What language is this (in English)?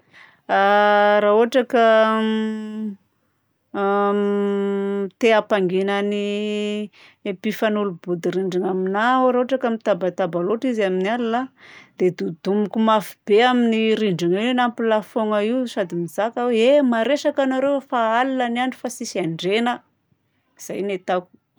Southern Betsimisaraka Malagasy